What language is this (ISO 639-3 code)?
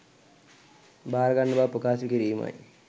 sin